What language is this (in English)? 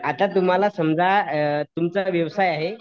Marathi